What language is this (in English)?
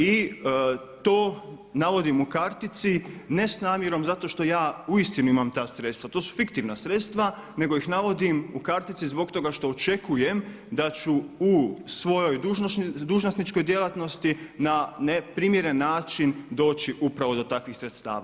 Croatian